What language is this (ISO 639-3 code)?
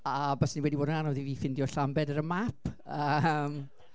cym